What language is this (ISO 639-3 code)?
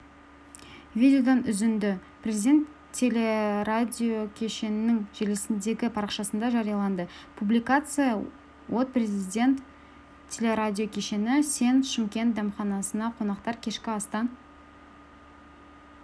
kaz